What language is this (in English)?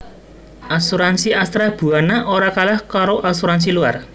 Javanese